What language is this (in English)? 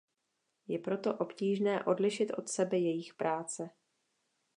Czech